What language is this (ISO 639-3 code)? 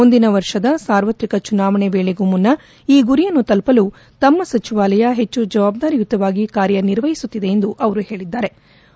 kan